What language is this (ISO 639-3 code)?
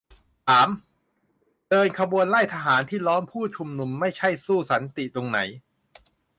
tha